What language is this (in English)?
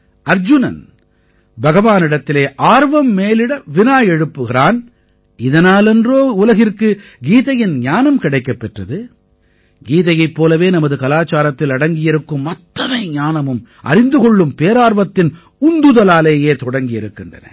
Tamil